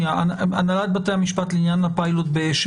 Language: Hebrew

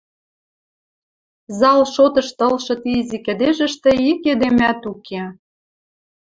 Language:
Western Mari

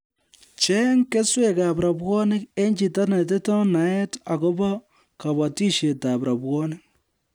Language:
Kalenjin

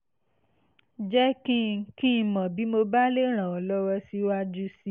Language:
Yoruba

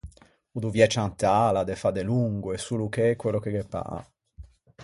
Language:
Ligurian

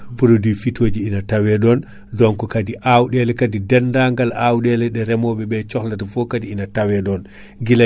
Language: Fula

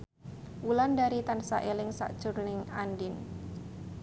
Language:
Javanese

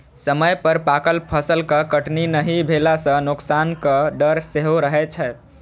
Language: Maithili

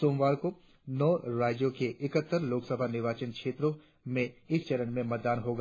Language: Hindi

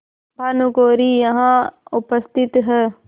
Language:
Hindi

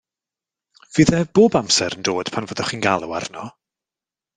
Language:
Welsh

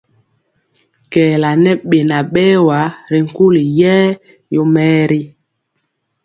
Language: Mpiemo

